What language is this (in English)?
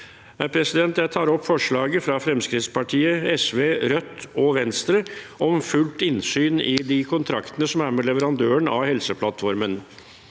Norwegian